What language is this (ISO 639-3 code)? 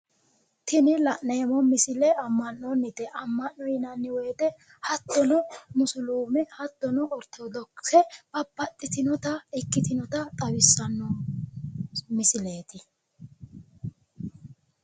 sid